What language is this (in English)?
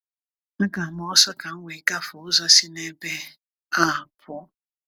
Igbo